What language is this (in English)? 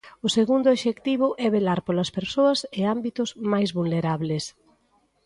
Galician